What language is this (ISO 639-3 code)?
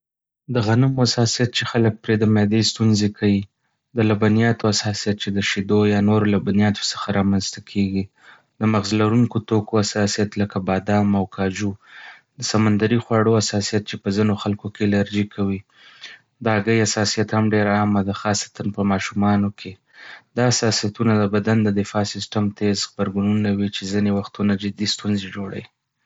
pus